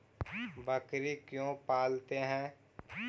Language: Magahi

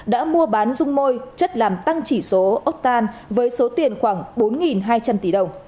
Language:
Vietnamese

